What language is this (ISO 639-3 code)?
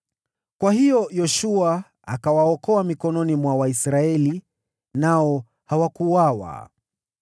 swa